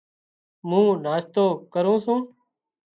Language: Wadiyara Koli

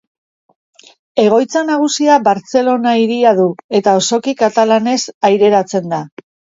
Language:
Basque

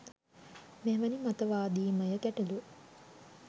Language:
Sinhala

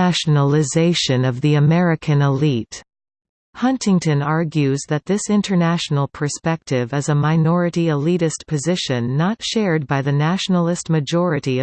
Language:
English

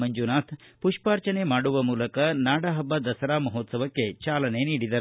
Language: Kannada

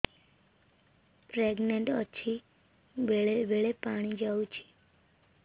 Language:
Odia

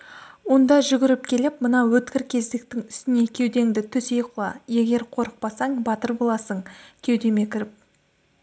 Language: Kazakh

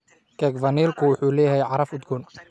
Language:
Somali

